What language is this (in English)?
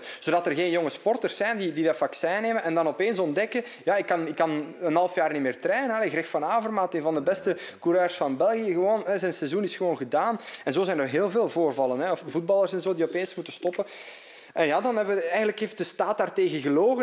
Dutch